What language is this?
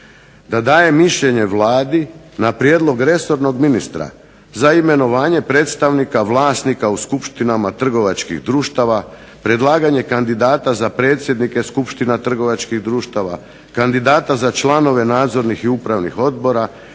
Croatian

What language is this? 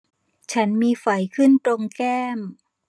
Thai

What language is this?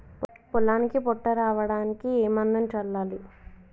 Telugu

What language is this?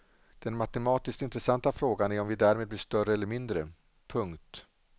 Swedish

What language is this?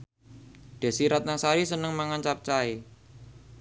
Javanese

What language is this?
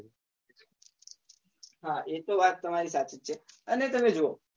Gujarati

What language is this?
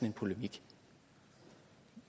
Danish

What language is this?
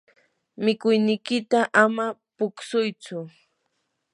Yanahuanca Pasco Quechua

